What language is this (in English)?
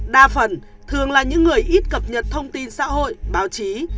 Vietnamese